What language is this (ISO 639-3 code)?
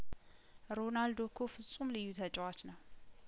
amh